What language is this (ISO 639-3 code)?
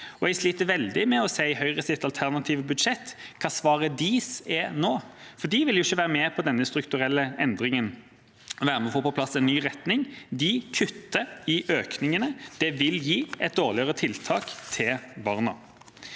nor